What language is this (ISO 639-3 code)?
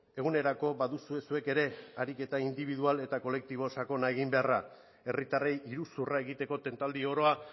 eus